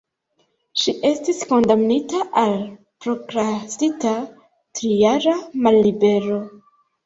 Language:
Esperanto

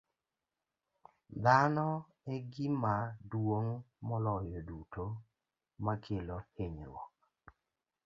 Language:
Luo (Kenya and Tanzania)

